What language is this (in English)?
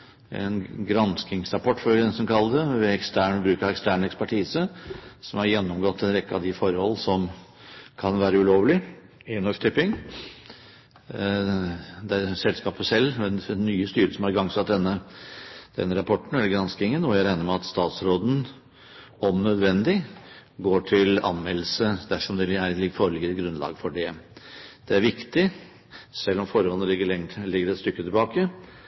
Norwegian Bokmål